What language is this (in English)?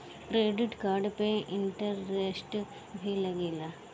Bhojpuri